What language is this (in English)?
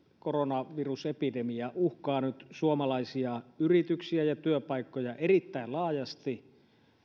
Finnish